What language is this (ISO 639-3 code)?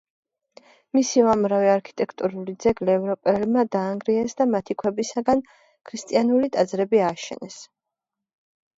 kat